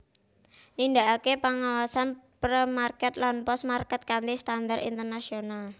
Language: Javanese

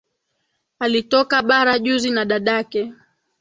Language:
Swahili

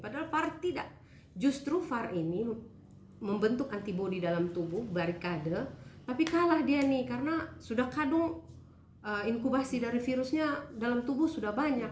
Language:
Indonesian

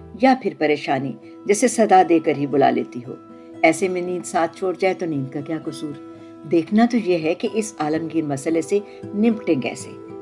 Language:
Urdu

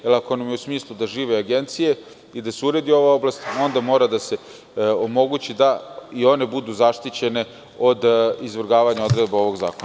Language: Serbian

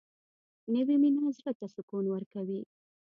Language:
Pashto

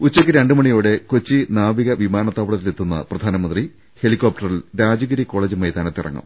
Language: Malayalam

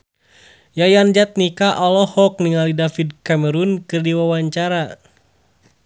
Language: Sundanese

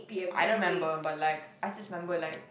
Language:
English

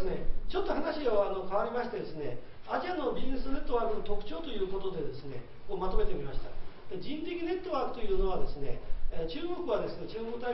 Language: Japanese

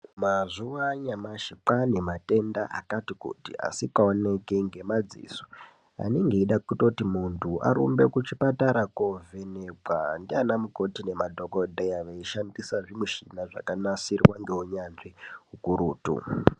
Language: Ndau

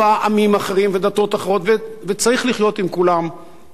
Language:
Hebrew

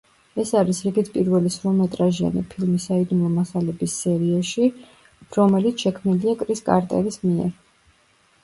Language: Georgian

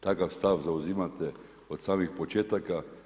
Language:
Croatian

